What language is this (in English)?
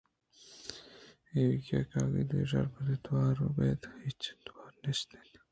Eastern Balochi